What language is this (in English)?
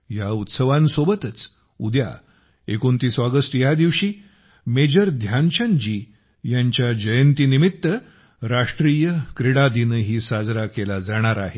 Marathi